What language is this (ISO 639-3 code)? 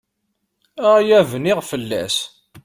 kab